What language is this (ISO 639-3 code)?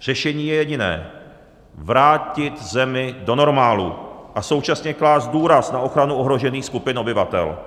ces